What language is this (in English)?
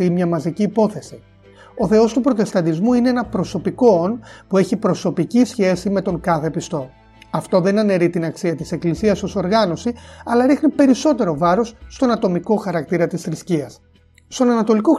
Greek